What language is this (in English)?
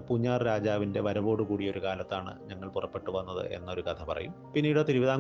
Malayalam